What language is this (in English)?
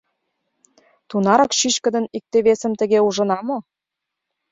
Mari